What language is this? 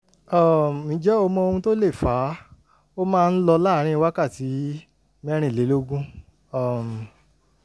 Yoruba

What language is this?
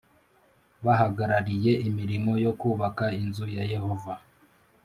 Kinyarwanda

